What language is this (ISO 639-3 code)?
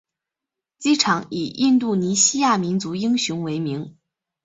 zho